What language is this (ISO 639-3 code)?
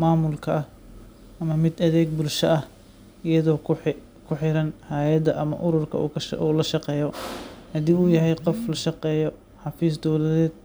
som